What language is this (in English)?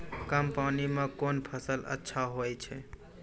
Maithili